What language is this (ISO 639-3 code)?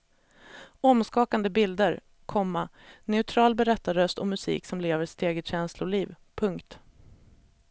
swe